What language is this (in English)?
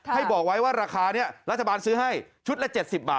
Thai